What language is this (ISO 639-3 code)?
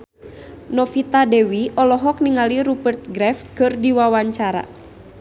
sun